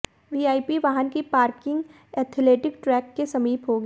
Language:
Hindi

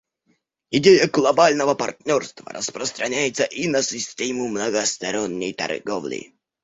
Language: Russian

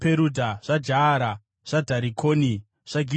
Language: Shona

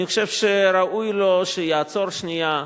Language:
Hebrew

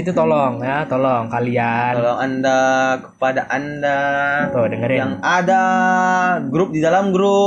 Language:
Indonesian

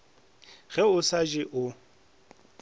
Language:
Northern Sotho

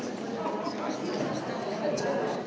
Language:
Slovenian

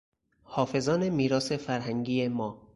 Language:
Persian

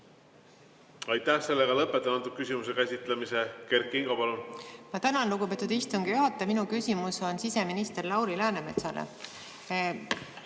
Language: Estonian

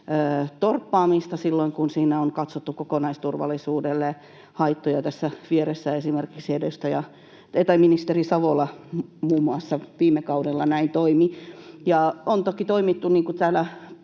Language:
Finnish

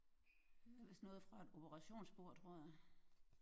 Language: Danish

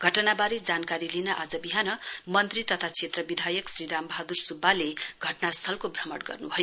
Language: Nepali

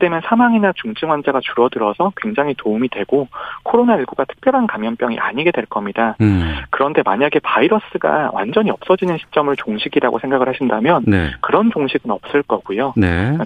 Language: Korean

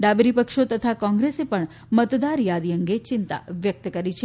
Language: Gujarati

